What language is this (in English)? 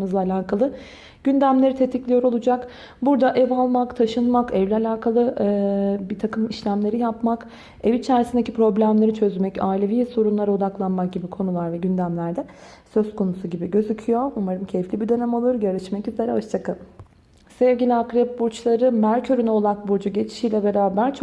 Turkish